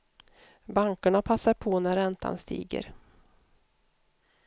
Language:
Swedish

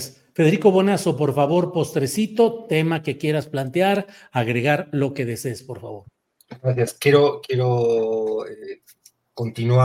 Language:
Spanish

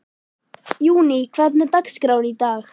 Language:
Icelandic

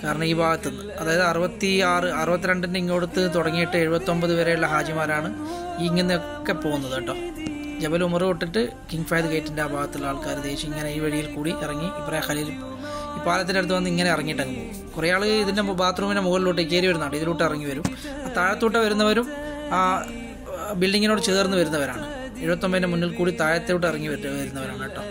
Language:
Malayalam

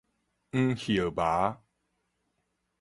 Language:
Min Nan Chinese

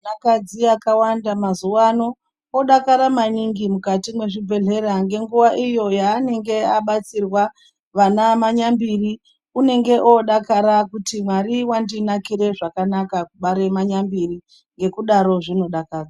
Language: Ndau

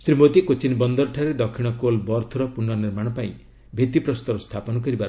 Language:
Odia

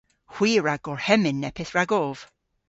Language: Cornish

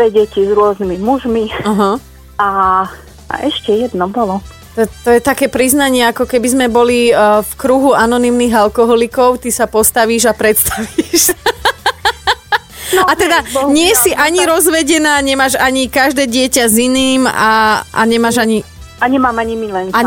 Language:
Slovak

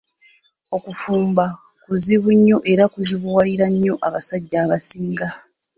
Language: Ganda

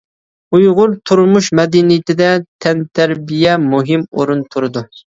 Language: Uyghur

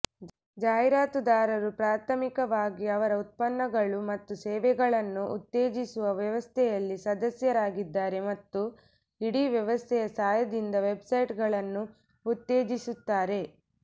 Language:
Kannada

